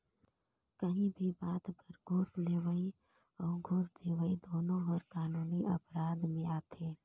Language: Chhattisgarhi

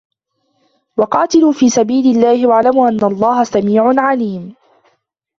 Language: Arabic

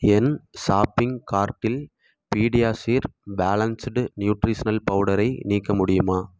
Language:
Tamil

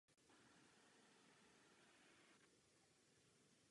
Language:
Czech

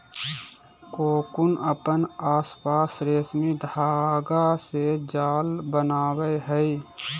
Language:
Magahi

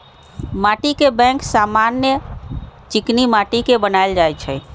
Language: Magahi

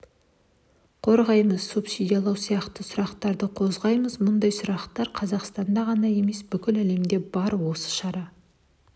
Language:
Kazakh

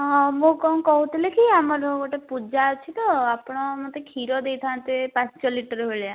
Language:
Odia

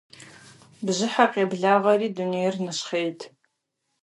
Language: Kabardian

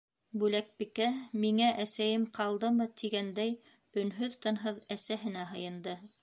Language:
Bashkir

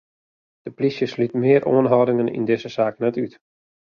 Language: Western Frisian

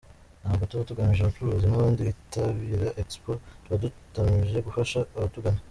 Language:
Kinyarwanda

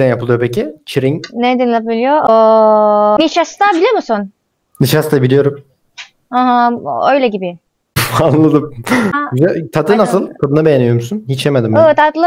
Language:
Turkish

